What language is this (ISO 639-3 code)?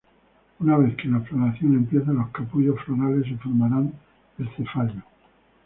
spa